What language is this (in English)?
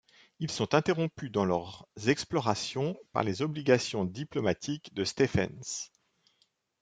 French